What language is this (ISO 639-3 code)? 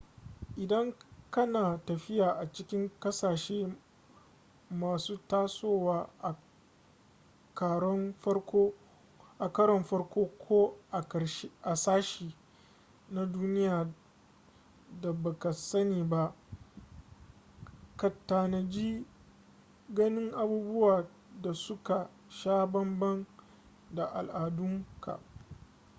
hau